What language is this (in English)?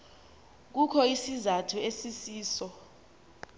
Xhosa